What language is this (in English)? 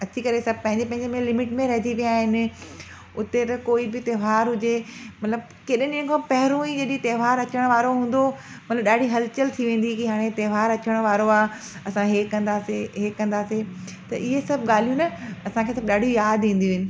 Sindhi